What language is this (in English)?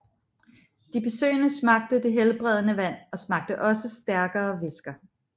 Danish